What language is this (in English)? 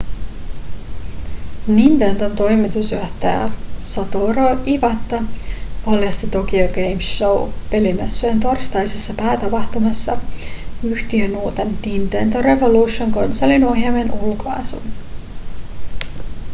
Finnish